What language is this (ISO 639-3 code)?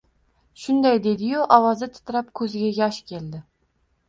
uzb